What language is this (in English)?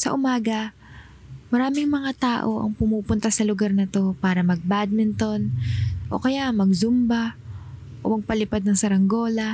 Filipino